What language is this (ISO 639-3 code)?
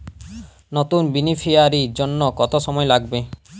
ben